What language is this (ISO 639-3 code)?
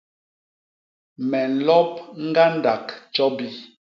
bas